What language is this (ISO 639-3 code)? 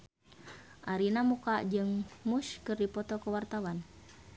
sun